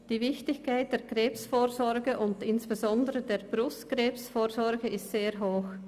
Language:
Swiss German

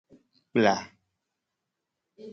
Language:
Gen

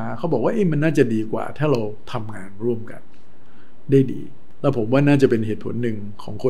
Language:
Thai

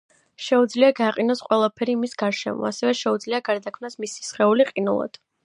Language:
Georgian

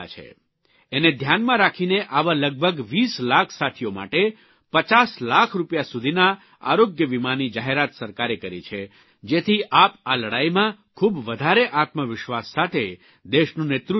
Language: Gujarati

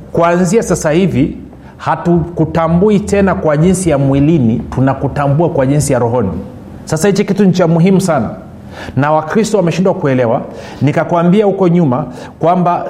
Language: Swahili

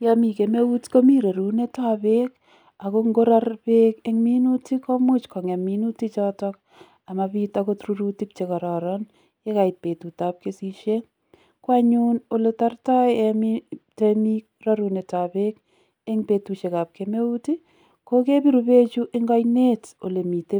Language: Kalenjin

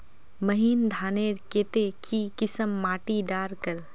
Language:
Magahi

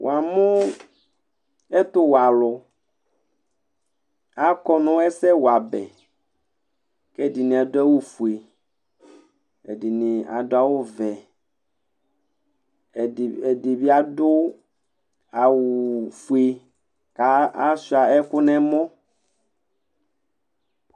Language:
Ikposo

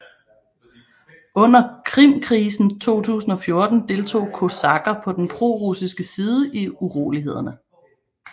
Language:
Danish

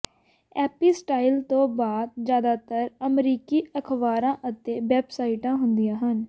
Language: Punjabi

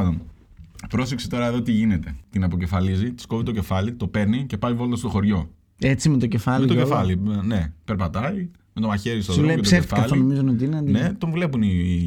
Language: Greek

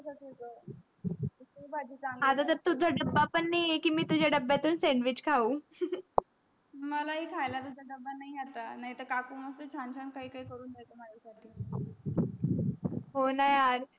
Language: Marathi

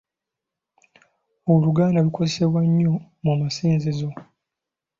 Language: Ganda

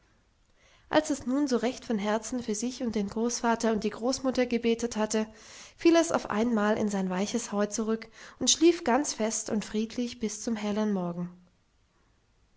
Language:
German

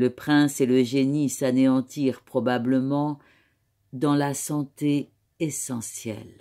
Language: French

